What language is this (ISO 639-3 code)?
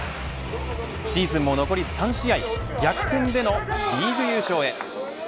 jpn